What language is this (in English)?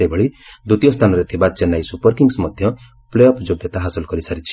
Odia